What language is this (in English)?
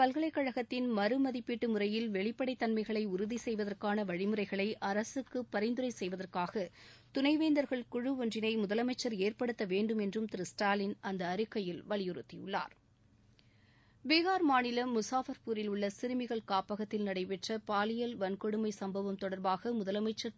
Tamil